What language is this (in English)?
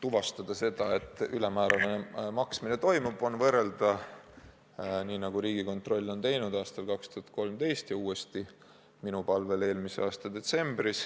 Estonian